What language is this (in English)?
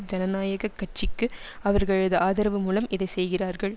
Tamil